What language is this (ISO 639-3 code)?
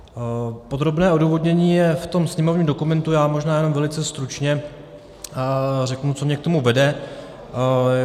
ces